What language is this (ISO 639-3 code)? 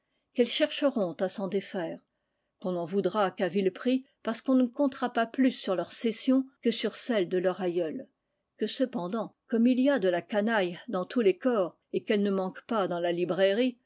fra